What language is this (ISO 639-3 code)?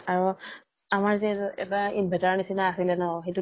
asm